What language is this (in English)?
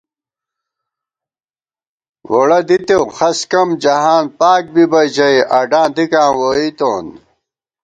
Gawar-Bati